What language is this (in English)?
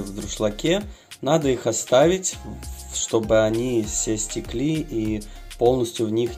Russian